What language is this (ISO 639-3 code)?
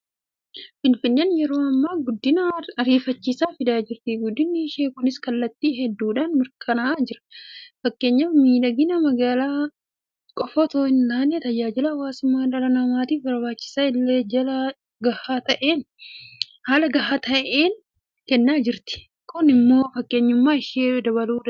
orm